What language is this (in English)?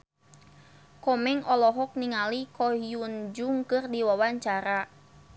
Sundanese